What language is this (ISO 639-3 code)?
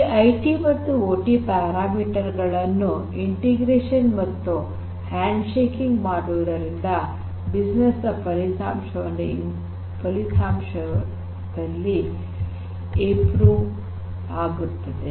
kan